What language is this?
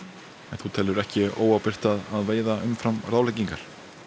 Icelandic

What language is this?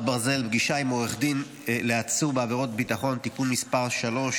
Hebrew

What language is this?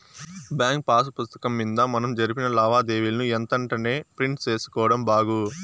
Telugu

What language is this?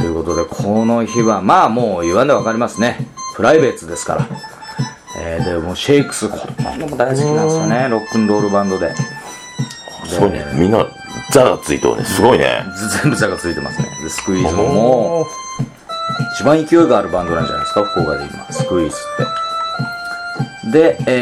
Japanese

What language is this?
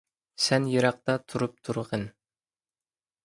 Uyghur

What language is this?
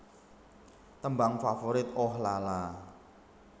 Javanese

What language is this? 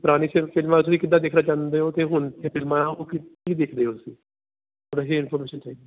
Punjabi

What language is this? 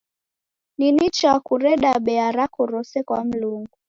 Taita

